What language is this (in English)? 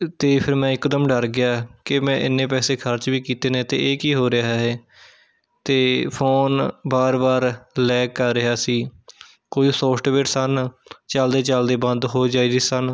Punjabi